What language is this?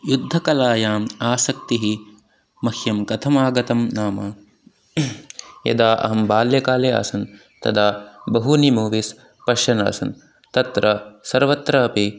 Sanskrit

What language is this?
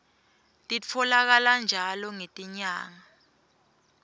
Swati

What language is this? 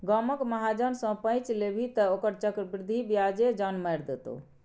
Maithili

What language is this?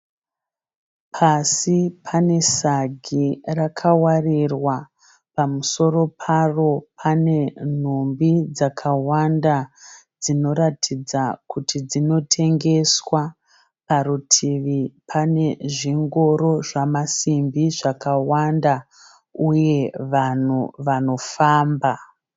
Shona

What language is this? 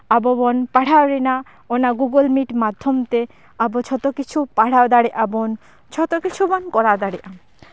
Santali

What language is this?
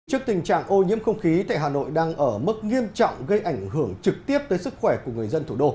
Vietnamese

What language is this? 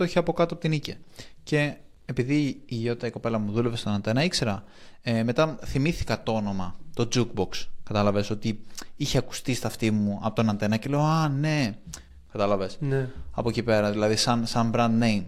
Greek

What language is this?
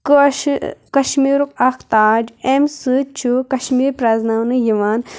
Kashmiri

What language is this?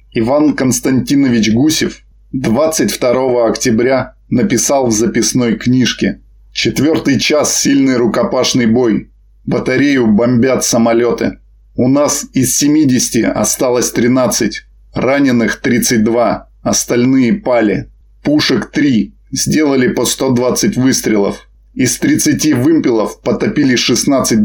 Russian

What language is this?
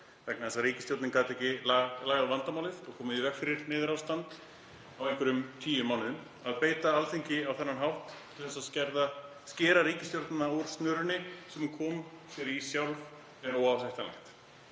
Icelandic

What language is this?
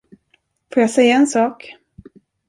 Swedish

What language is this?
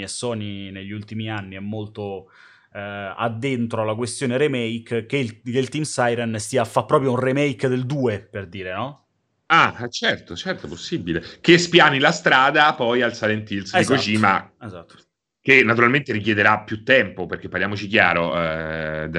Italian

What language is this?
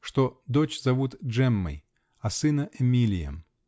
Russian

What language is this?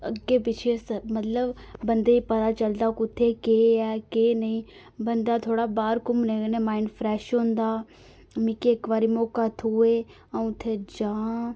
Dogri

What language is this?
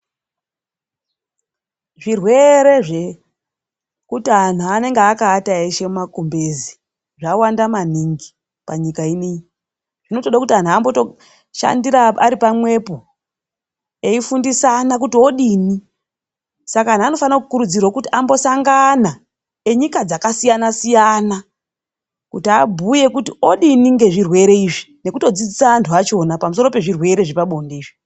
Ndau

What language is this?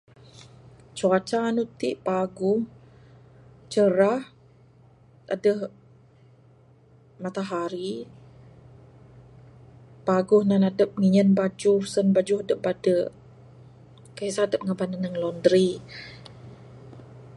Bukar-Sadung Bidayuh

